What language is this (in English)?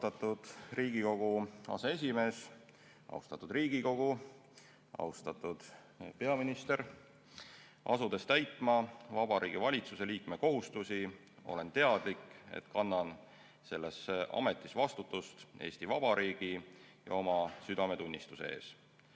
Estonian